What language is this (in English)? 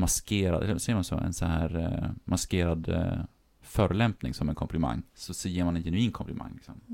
Swedish